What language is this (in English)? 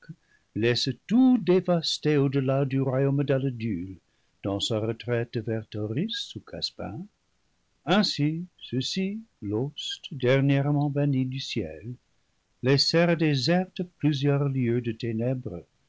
French